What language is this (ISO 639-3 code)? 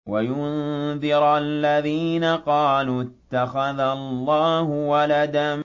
ara